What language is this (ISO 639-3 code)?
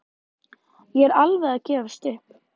isl